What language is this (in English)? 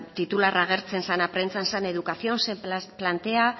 Basque